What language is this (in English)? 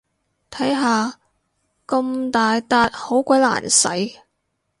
Cantonese